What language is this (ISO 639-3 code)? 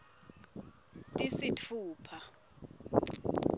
ssw